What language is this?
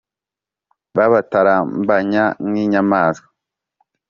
Kinyarwanda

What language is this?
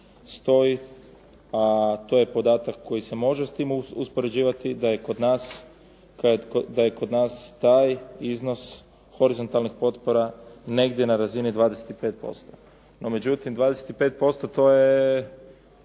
Croatian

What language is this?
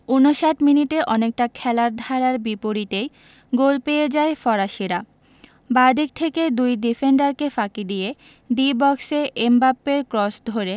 Bangla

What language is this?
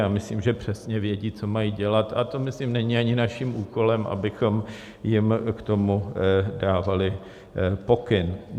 Czech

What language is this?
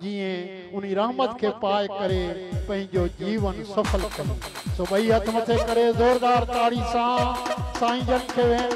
Arabic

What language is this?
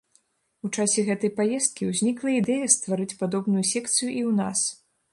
Belarusian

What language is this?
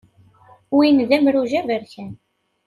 Kabyle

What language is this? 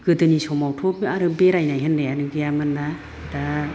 Bodo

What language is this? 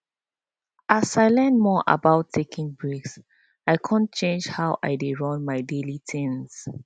Nigerian Pidgin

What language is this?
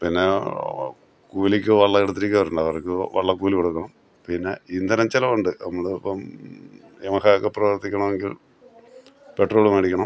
Malayalam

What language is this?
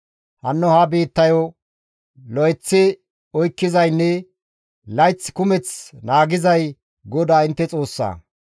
Gamo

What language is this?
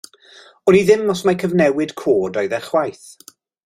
Welsh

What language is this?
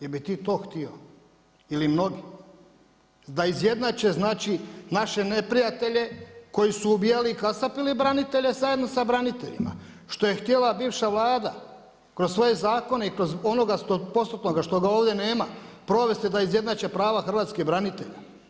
Croatian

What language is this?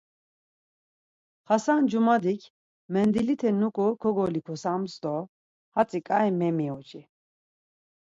Laz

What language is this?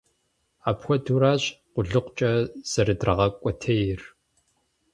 Kabardian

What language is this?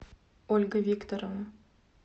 Russian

